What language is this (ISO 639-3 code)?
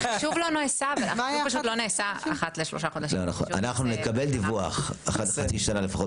heb